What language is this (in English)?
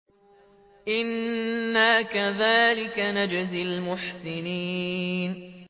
Arabic